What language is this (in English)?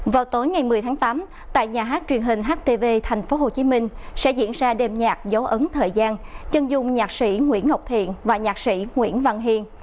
Vietnamese